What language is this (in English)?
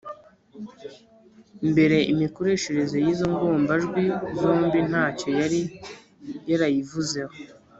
Kinyarwanda